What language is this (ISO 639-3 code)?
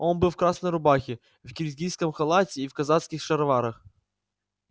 rus